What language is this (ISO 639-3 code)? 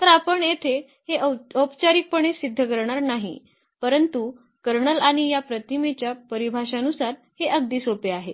mar